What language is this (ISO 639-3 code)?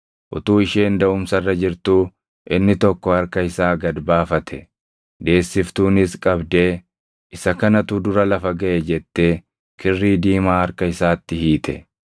orm